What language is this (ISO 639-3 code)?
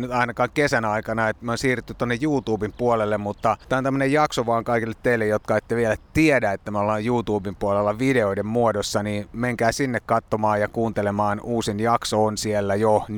fin